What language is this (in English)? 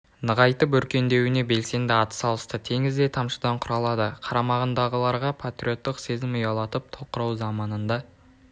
Kazakh